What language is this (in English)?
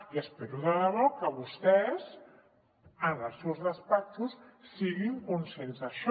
Catalan